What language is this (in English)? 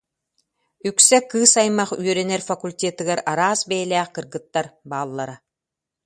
Yakut